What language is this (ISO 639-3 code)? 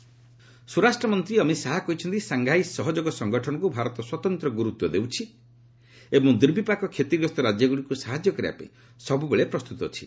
ori